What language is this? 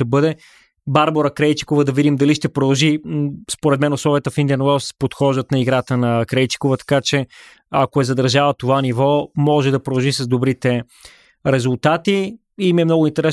Bulgarian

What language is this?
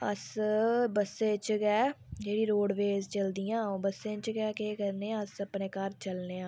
Dogri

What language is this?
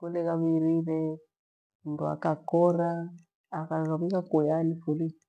Gweno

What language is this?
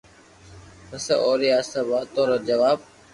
Loarki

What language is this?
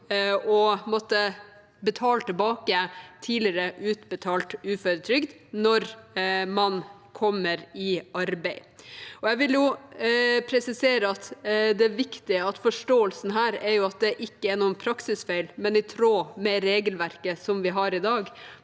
Norwegian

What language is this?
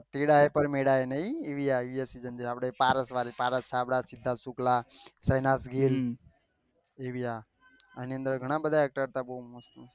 Gujarati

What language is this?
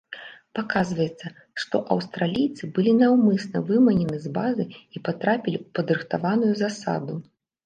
Belarusian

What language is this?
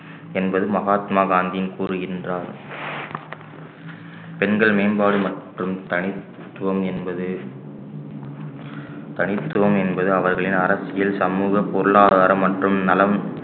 Tamil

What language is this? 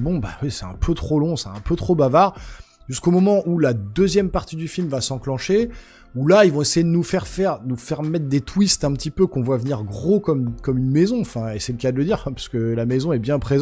French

